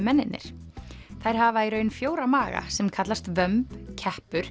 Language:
Icelandic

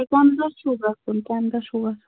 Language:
Kashmiri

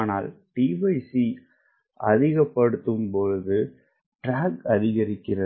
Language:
Tamil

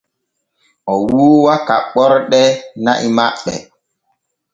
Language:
Borgu Fulfulde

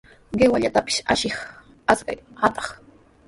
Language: Sihuas Ancash Quechua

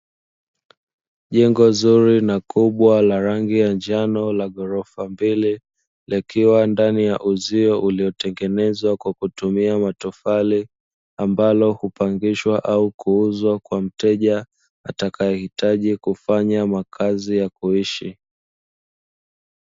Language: Swahili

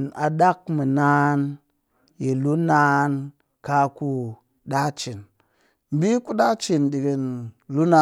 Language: Cakfem-Mushere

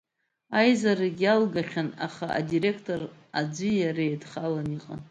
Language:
Abkhazian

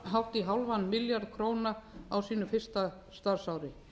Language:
Icelandic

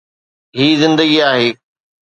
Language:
Sindhi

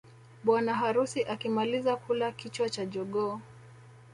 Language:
Swahili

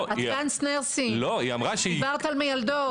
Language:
Hebrew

